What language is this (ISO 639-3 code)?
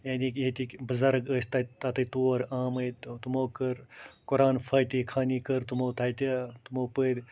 kas